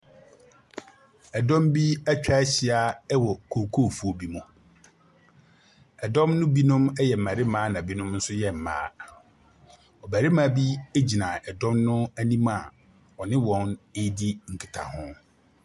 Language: Akan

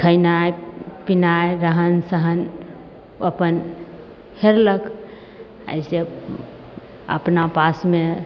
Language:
Maithili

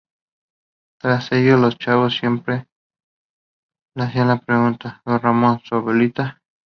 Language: Spanish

